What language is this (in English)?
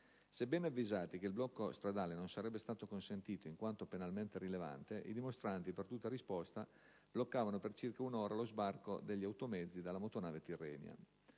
Italian